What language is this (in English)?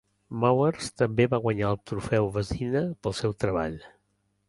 Catalan